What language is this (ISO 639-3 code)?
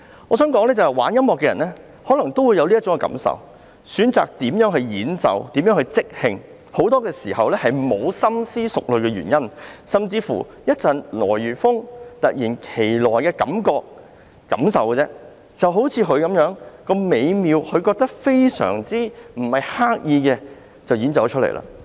yue